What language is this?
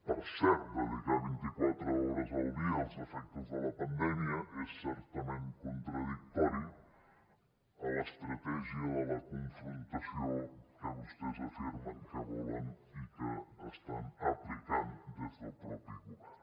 Catalan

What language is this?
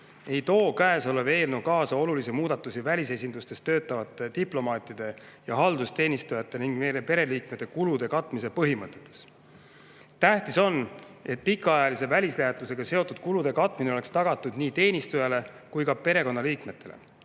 Estonian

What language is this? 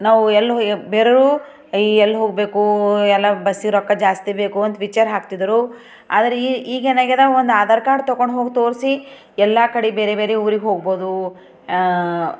Kannada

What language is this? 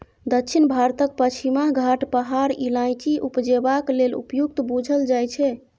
Maithili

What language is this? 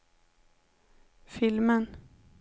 Swedish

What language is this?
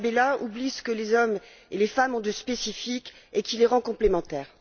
French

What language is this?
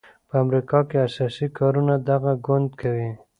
Pashto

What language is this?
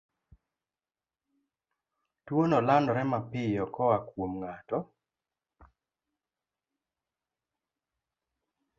Luo (Kenya and Tanzania)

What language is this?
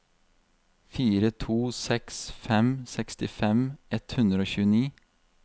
Norwegian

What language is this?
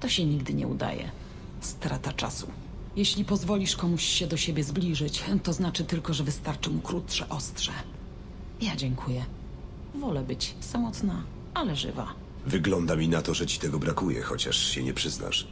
Polish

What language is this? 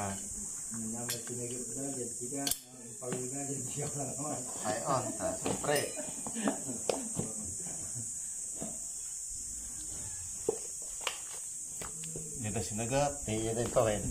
Filipino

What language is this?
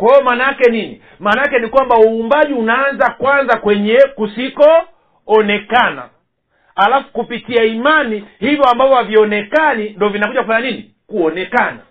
Swahili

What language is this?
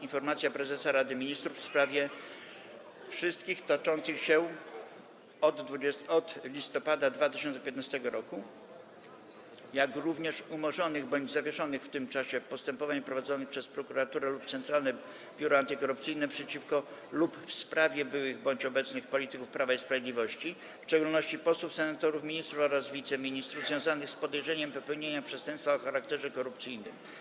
Polish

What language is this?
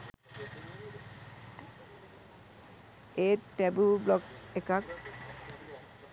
Sinhala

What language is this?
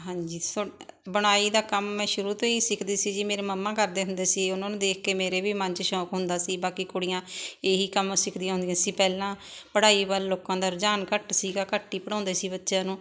Punjabi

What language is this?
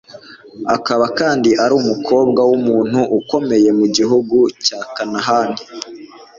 Kinyarwanda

